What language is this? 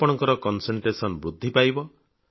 Odia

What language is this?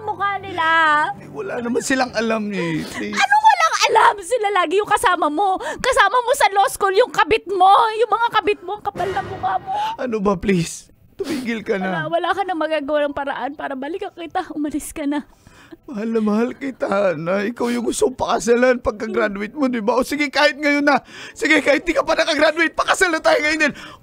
Filipino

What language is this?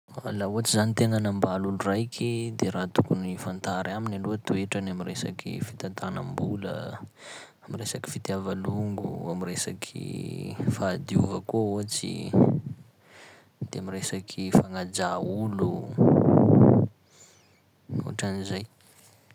Sakalava Malagasy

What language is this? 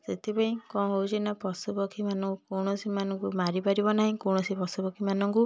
Odia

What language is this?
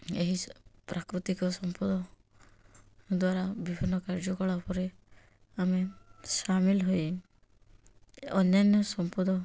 Odia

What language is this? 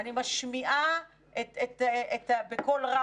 Hebrew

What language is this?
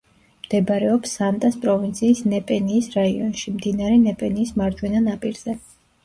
Georgian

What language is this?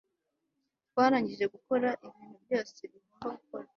Kinyarwanda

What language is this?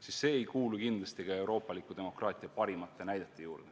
Estonian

